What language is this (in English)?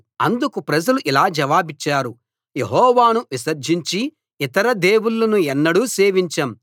Telugu